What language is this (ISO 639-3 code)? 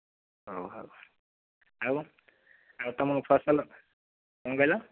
ori